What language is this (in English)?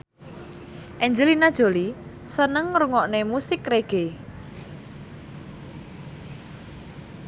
Javanese